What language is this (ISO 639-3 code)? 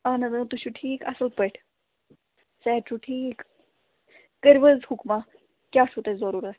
kas